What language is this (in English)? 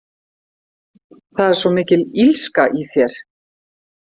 Icelandic